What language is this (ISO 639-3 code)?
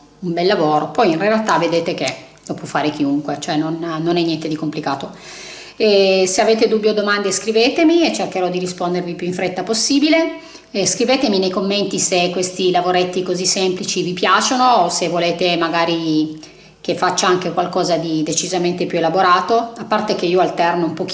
ita